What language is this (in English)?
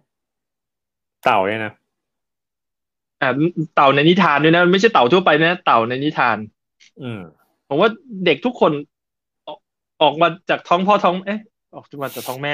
Thai